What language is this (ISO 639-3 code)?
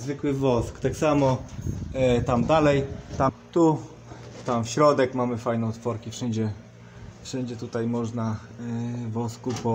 pol